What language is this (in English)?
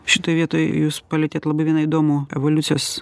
Lithuanian